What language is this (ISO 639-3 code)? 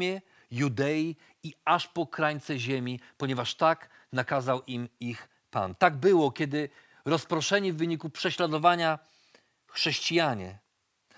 pol